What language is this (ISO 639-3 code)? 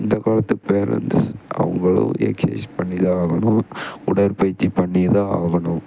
tam